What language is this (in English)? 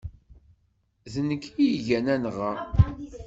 Kabyle